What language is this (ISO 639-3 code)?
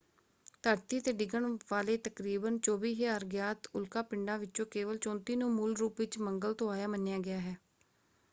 pan